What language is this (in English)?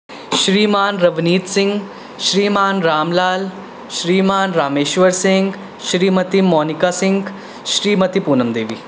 Punjabi